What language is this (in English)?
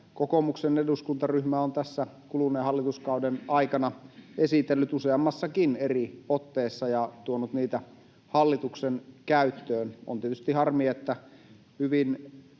Finnish